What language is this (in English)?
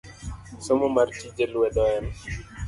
Luo (Kenya and Tanzania)